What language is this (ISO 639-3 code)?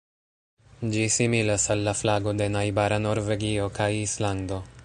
epo